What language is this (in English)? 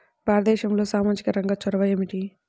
Telugu